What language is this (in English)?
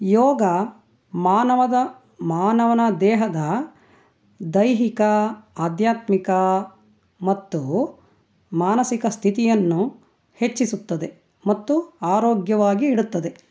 Kannada